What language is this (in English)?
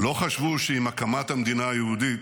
Hebrew